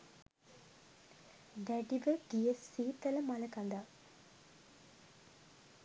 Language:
Sinhala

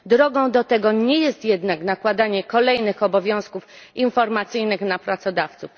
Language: Polish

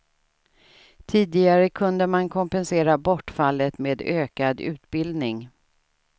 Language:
Swedish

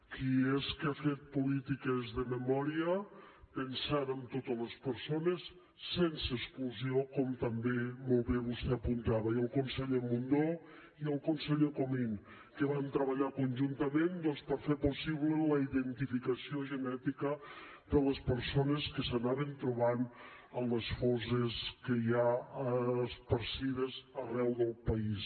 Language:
Catalan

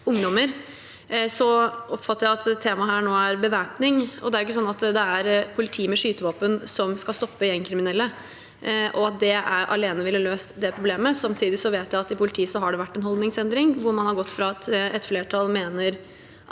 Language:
Norwegian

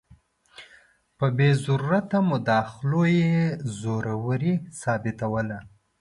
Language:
Pashto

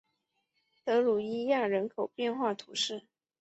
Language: Chinese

